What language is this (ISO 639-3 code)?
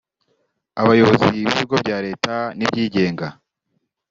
kin